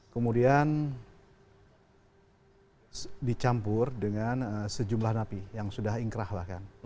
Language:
Indonesian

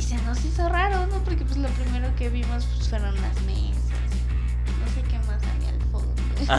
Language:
Spanish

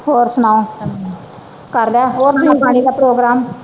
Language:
Punjabi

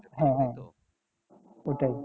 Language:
Bangla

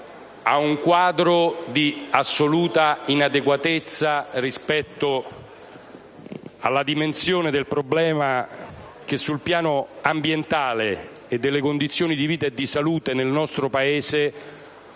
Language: Italian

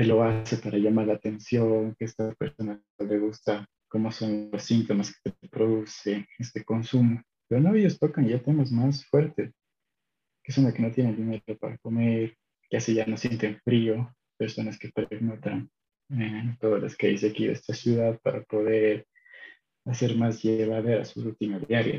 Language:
Spanish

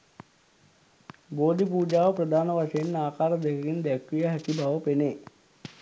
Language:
Sinhala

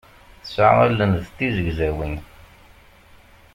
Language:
Kabyle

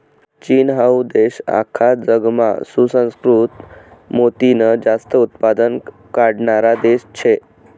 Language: Marathi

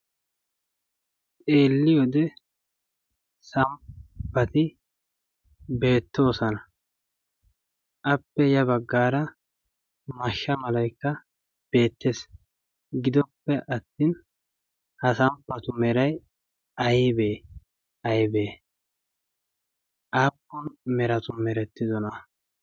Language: Wolaytta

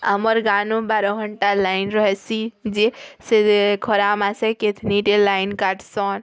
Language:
Odia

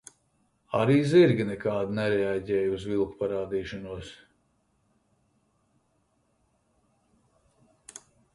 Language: Latvian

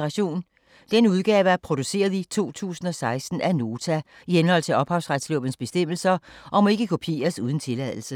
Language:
Danish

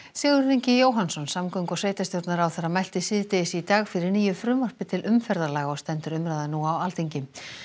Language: Icelandic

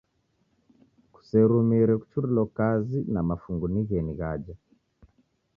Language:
Taita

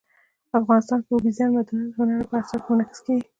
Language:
Pashto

